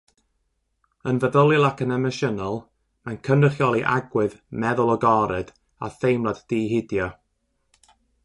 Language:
Welsh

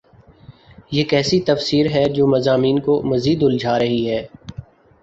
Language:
Urdu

